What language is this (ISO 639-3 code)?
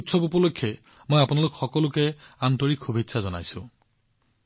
asm